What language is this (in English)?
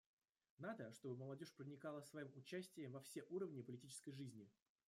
Russian